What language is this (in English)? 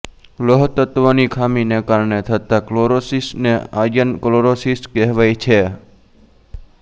Gujarati